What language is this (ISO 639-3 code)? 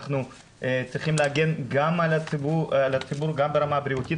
heb